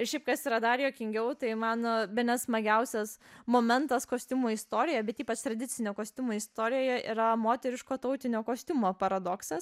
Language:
Lithuanian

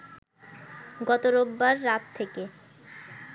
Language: Bangla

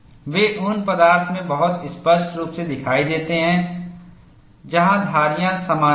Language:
Hindi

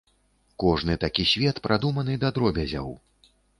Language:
Belarusian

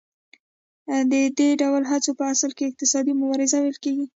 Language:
Pashto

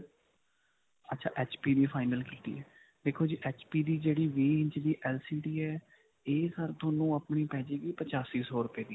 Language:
Punjabi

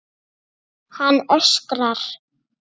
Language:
Icelandic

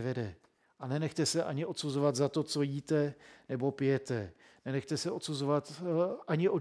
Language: Czech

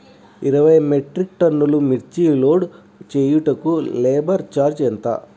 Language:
Telugu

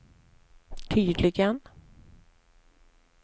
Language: Swedish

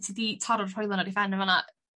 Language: Welsh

